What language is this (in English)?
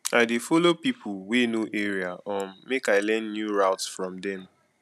Nigerian Pidgin